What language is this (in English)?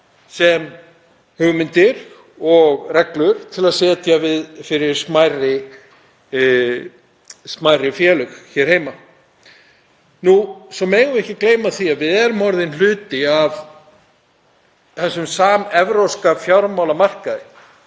Icelandic